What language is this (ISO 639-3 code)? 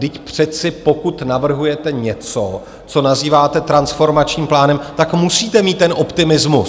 ces